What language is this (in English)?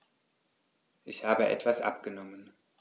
German